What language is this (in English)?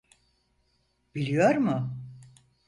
Turkish